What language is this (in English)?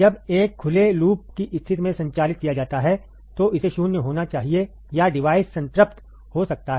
Hindi